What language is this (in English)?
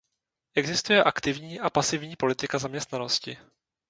Czech